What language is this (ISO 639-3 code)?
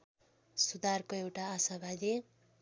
nep